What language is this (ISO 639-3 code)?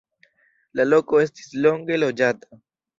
epo